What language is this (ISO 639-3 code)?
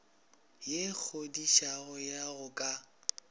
nso